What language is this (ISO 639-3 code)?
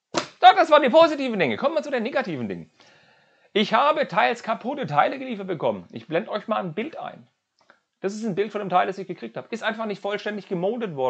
deu